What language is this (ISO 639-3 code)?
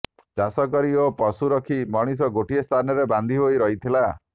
ori